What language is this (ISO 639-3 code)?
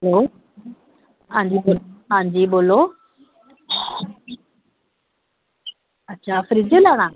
doi